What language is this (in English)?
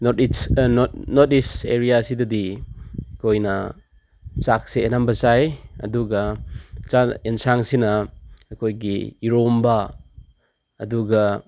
Manipuri